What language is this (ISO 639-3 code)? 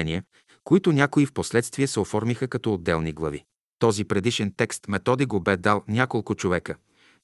bul